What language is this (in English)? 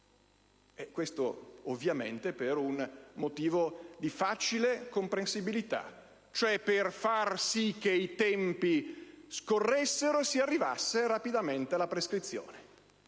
Italian